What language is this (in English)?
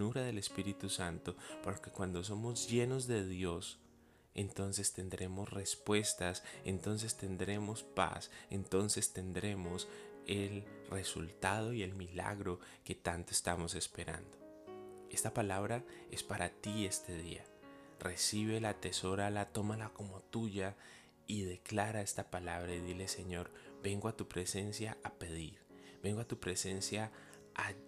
Spanish